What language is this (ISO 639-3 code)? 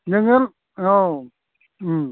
brx